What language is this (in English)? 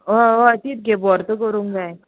Konkani